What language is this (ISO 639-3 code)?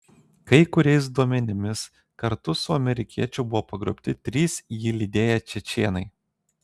lit